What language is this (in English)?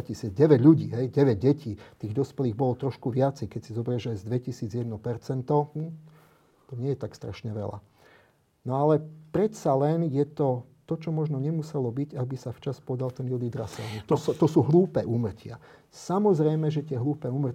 Slovak